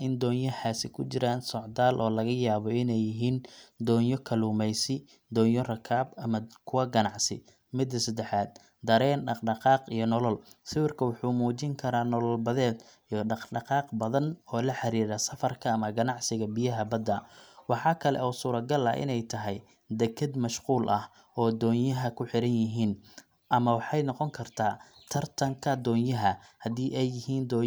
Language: Somali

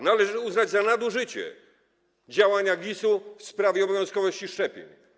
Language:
Polish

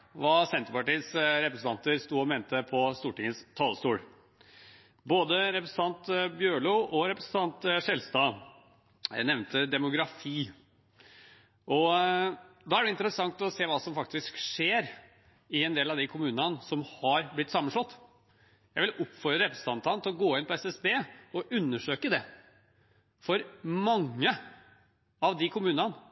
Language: Norwegian Bokmål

